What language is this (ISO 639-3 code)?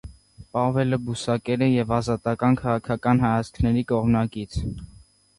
hye